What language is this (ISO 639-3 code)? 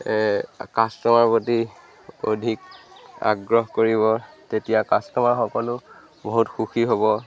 asm